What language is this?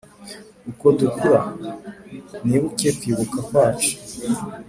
Kinyarwanda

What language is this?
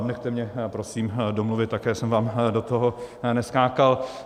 Czech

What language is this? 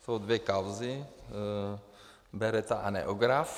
Czech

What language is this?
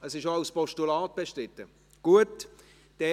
Swiss German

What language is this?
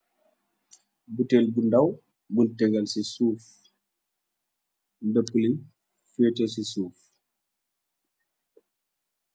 Wolof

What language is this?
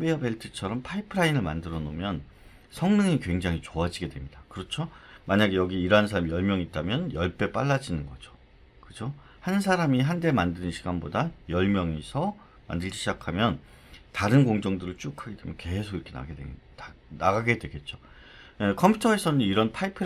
Korean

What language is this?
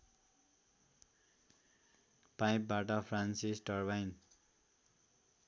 Nepali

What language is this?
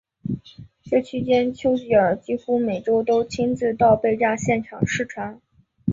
Chinese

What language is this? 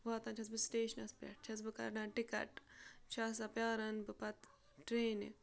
Kashmiri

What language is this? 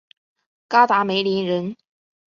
Chinese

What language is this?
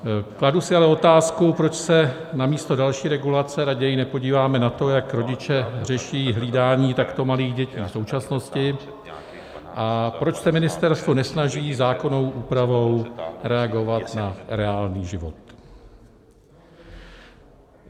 Czech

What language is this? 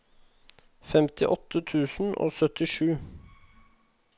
Norwegian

